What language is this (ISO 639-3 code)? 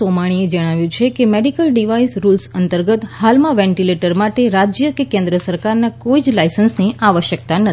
guj